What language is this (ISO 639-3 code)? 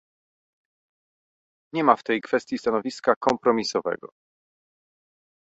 pol